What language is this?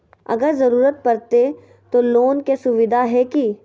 Magahi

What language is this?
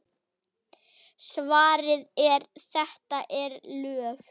Icelandic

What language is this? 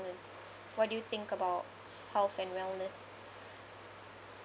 English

